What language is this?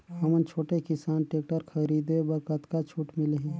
Chhattisgarhi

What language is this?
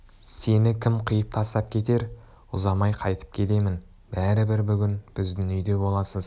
Kazakh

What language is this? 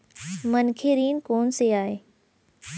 Chhattisgarhi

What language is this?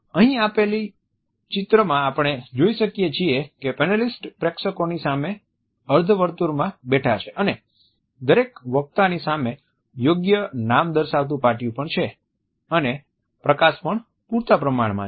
Gujarati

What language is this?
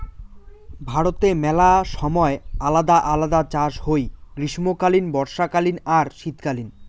Bangla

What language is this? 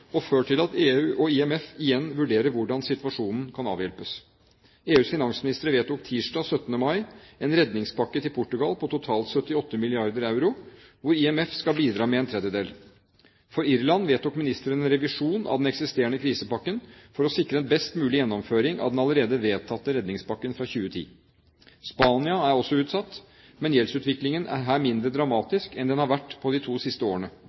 Norwegian Bokmål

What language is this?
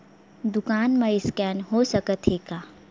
Chhattisgarhi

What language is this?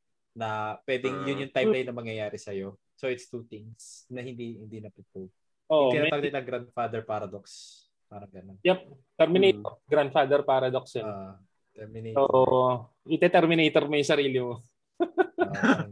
Filipino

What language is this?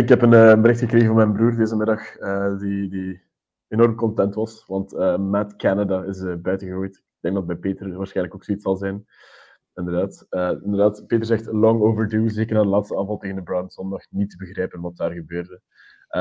Dutch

